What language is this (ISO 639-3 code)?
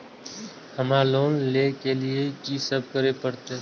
mai